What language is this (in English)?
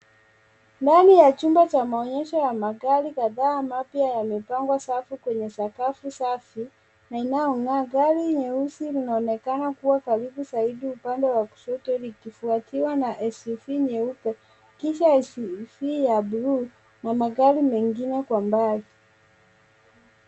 Swahili